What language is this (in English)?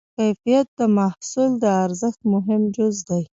Pashto